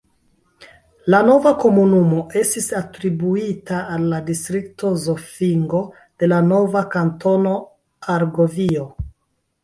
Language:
Esperanto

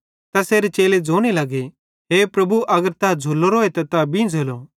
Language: Bhadrawahi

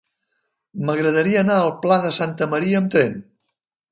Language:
Catalan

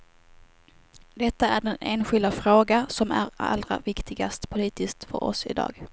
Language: Swedish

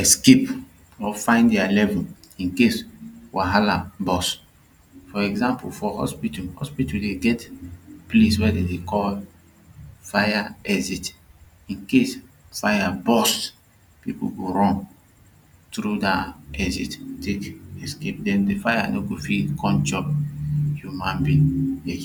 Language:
Nigerian Pidgin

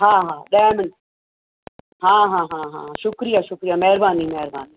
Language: Sindhi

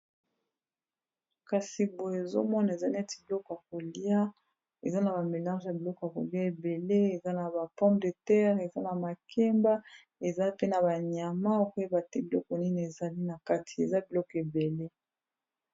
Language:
Lingala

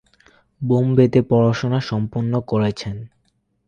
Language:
Bangla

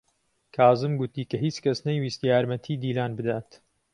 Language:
Central Kurdish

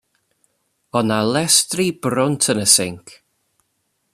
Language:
Welsh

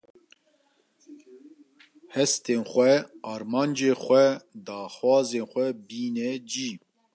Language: Kurdish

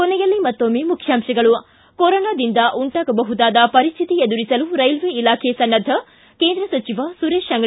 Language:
Kannada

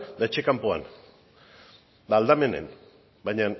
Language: Basque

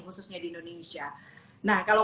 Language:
Indonesian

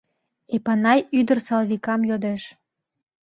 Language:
Mari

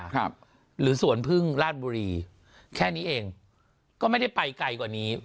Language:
Thai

